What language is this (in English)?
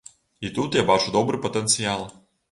Belarusian